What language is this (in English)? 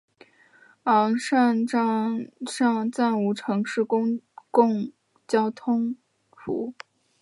Chinese